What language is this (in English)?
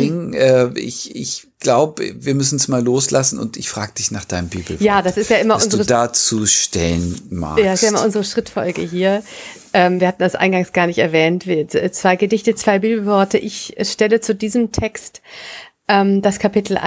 German